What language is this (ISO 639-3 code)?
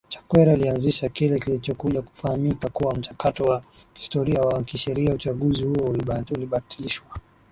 swa